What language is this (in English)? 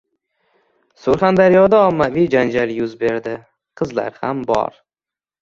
Uzbek